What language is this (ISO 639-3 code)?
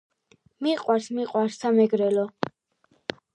kat